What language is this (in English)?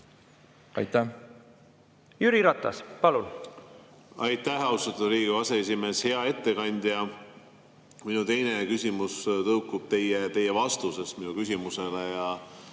Estonian